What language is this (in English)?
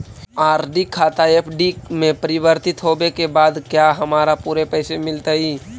Magahi